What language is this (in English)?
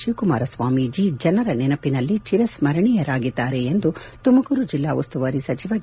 Kannada